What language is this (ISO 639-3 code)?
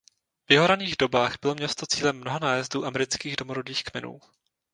ces